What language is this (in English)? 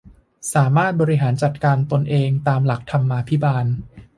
Thai